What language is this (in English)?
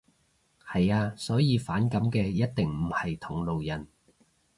Cantonese